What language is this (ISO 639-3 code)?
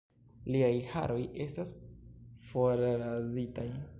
epo